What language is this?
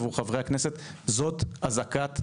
Hebrew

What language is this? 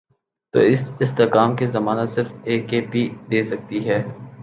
Urdu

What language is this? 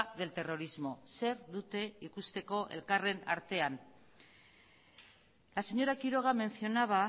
Basque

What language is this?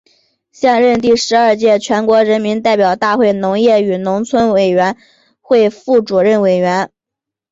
Chinese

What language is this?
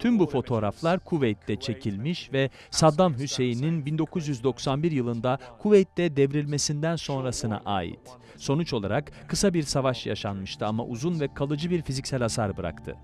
Turkish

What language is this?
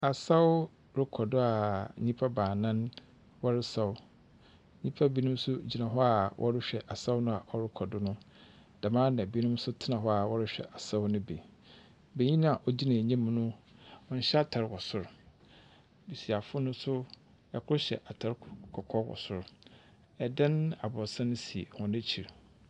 Akan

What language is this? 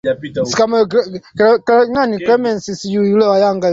Swahili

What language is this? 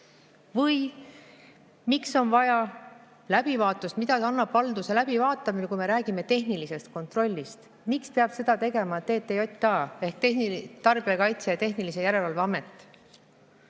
Estonian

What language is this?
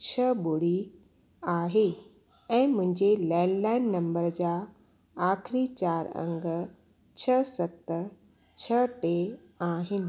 Sindhi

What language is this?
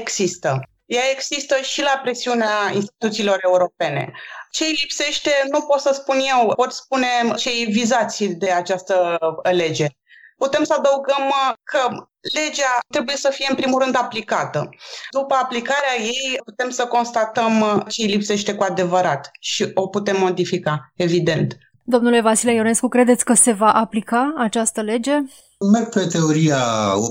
Romanian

